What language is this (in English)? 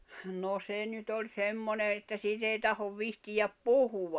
Finnish